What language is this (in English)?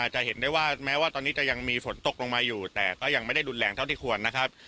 Thai